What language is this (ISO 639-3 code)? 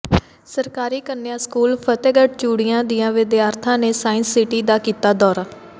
pan